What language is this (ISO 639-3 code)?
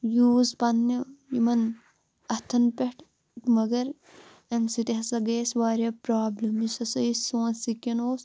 kas